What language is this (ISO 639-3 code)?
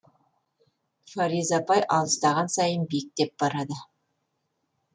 kaz